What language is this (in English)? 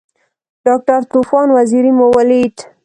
Pashto